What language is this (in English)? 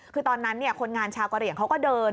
Thai